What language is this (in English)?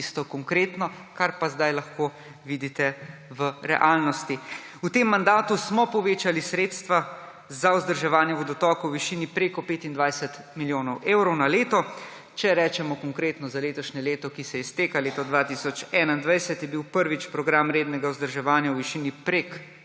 Slovenian